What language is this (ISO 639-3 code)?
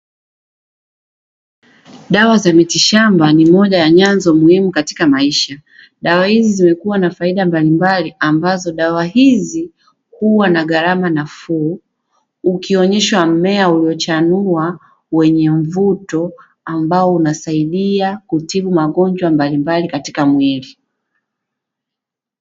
swa